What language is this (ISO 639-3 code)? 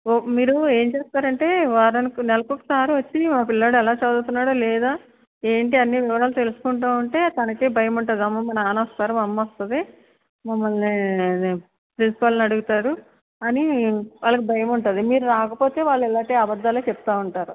tel